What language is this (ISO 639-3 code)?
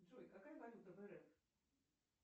rus